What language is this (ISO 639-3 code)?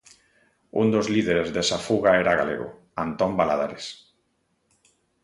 glg